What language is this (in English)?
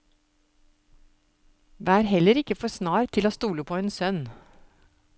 Norwegian